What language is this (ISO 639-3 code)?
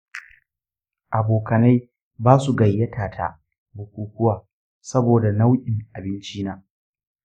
hau